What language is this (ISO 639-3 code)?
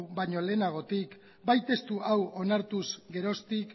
eus